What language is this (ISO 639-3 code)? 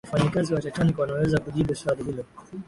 swa